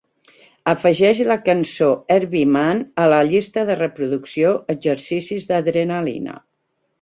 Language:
Catalan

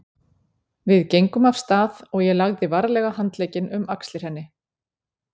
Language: Icelandic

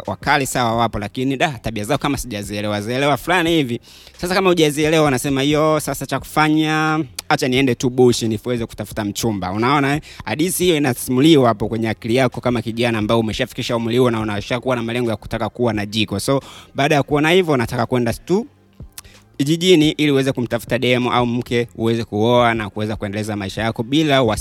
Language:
Swahili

